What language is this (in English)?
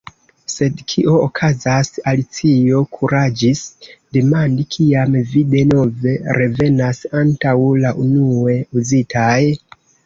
Esperanto